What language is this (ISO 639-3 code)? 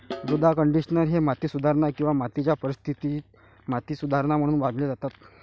mar